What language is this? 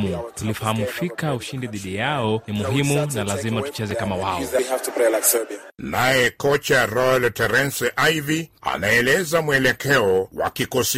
Swahili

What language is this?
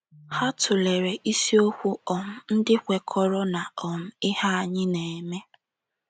Igbo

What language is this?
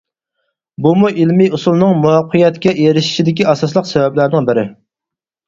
Uyghur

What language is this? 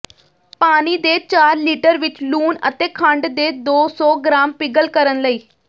Punjabi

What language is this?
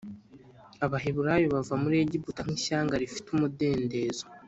Kinyarwanda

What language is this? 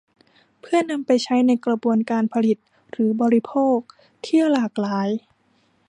Thai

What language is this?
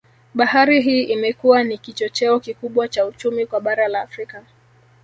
Swahili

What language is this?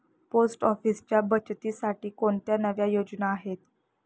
Marathi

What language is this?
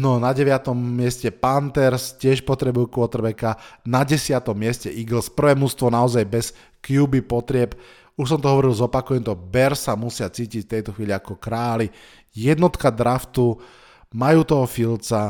Slovak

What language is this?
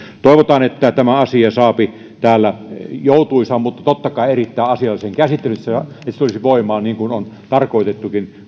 Finnish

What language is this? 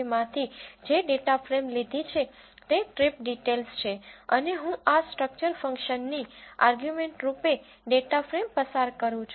Gujarati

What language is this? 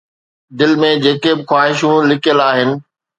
Sindhi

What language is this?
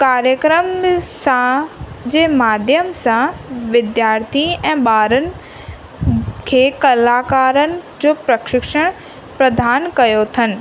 Sindhi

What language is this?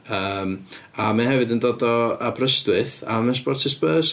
Welsh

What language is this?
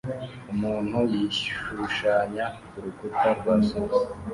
Kinyarwanda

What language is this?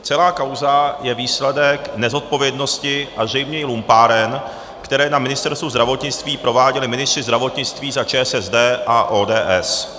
Czech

